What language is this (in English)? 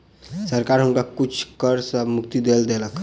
Maithili